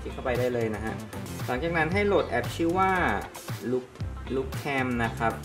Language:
Thai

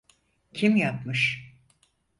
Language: Turkish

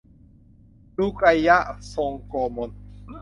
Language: Thai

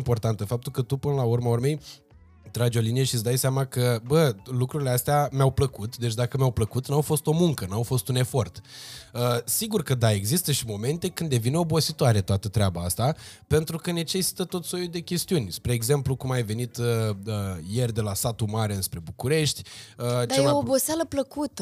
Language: Romanian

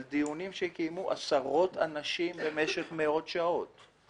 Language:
Hebrew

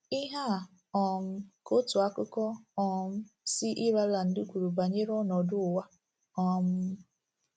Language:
Igbo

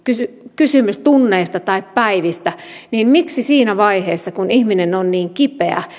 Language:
Finnish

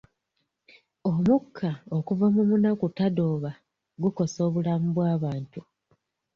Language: Ganda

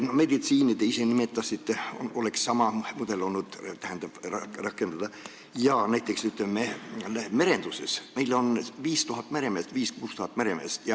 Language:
Estonian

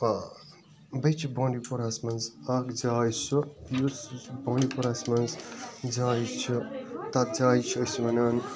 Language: Kashmiri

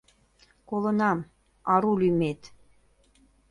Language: Mari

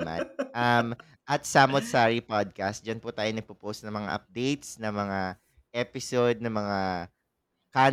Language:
Filipino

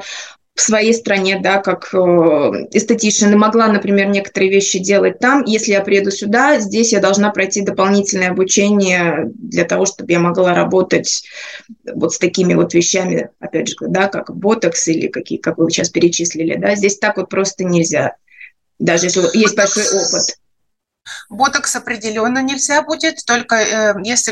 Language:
Russian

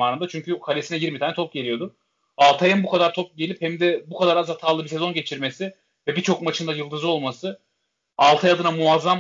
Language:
Turkish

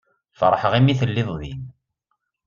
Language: Kabyle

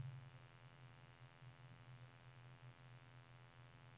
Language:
Norwegian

